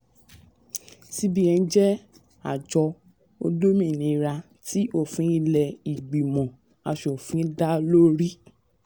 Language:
Yoruba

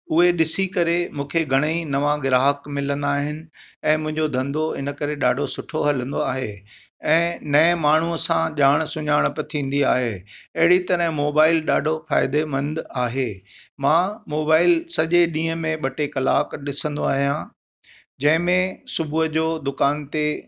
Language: Sindhi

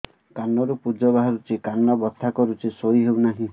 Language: Odia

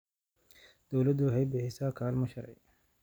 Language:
Somali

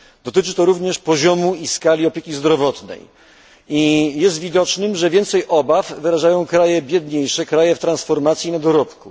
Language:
Polish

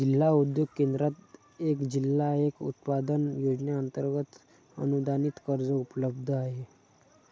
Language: Marathi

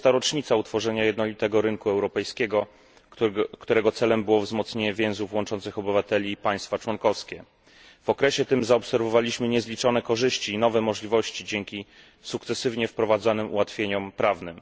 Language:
Polish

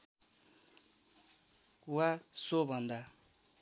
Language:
Nepali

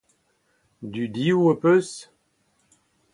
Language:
Breton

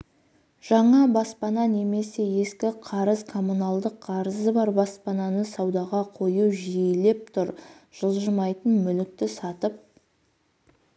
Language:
Kazakh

